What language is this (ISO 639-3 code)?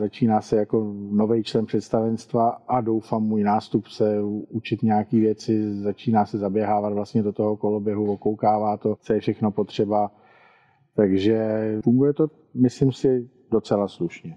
ces